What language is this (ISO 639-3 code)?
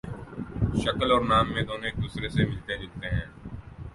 urd